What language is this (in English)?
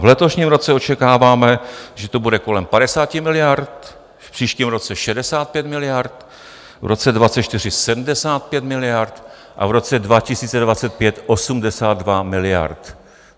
Czech